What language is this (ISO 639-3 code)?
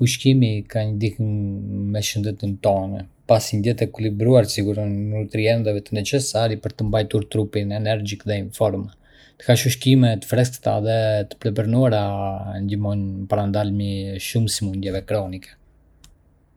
aae